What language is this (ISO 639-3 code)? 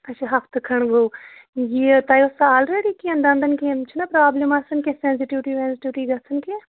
kas